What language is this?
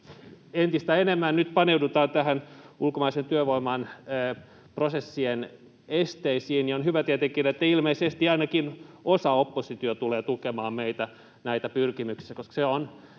Finnish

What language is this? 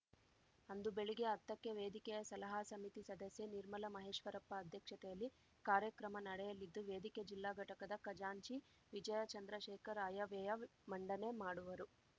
Kannada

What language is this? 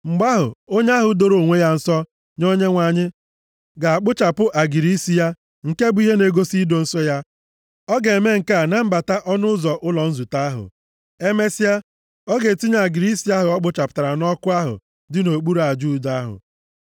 Igbo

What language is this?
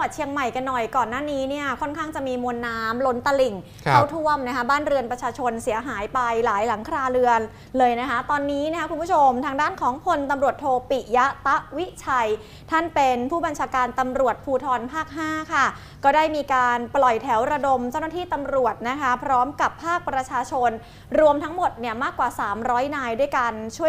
Thai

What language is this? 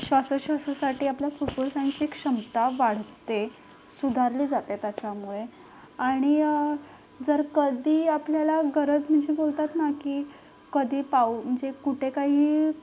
Marathi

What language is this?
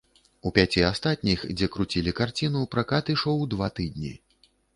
Belarusian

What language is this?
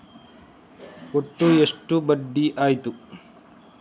Kannada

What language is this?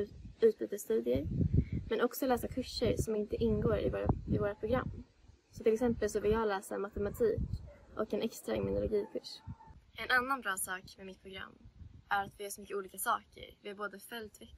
Swedish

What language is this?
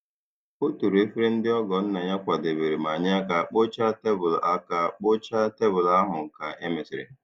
Igbo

